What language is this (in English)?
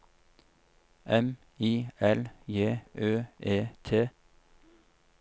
Norwegian